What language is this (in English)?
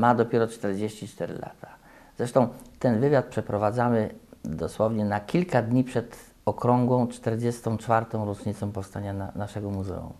Polish